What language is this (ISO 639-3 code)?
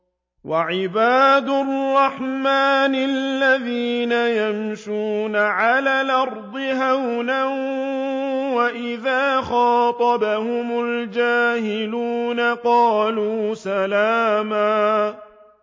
ara